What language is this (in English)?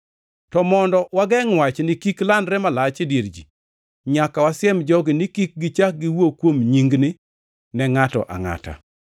Luo (Kenya and Tanzania)